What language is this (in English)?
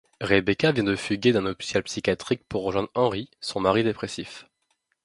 French